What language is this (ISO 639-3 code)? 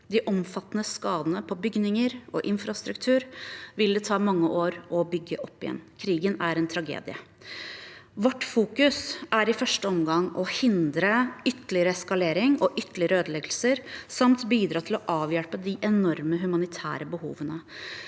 nor